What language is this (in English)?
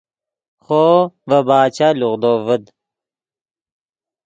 Yidgha